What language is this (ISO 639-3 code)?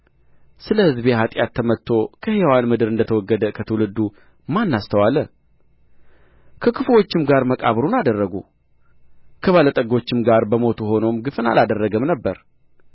amh